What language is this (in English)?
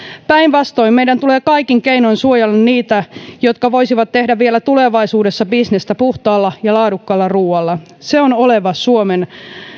Finnish